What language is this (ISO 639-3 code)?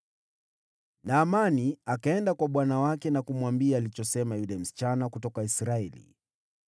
swa